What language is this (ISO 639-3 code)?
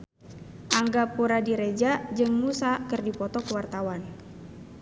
sun